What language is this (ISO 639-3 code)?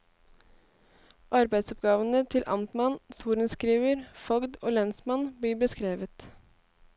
nor